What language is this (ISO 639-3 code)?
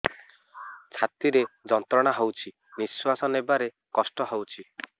ori